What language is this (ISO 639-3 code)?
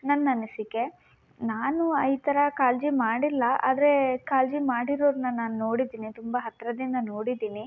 kan